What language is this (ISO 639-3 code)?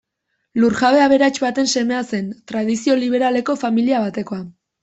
eus